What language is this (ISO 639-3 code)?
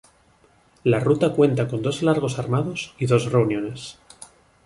spa